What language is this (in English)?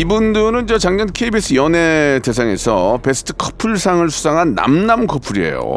Korean